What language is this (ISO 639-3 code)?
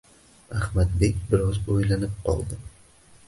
uzb